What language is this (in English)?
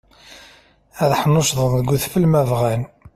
Kabyle